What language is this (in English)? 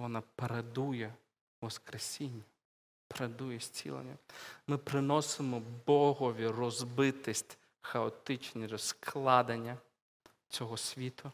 Ukrainian